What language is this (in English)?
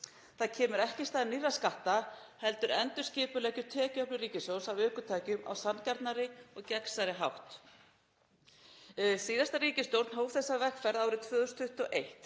Icelandic